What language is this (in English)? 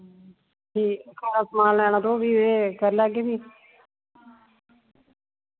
Dogri